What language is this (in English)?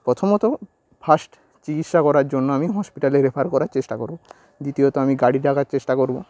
Bangla